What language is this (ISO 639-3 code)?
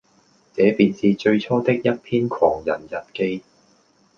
yue